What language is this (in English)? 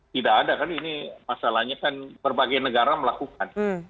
Indonesian